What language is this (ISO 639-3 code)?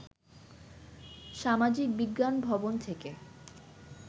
ben